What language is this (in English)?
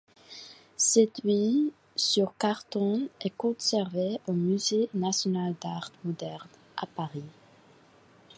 French